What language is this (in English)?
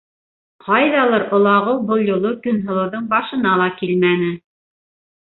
Bashkir